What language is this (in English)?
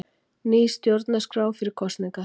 Icelandic